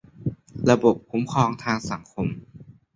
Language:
Thai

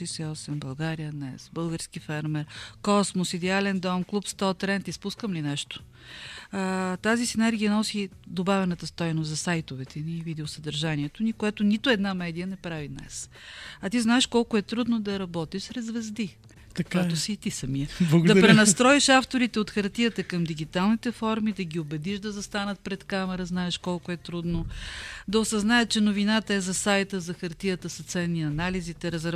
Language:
Bulgarian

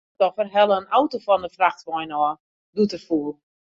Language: Western Frisian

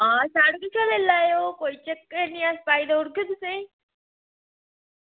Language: Dogri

